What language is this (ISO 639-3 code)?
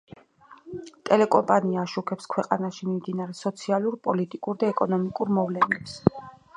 kat